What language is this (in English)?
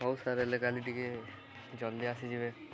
Odia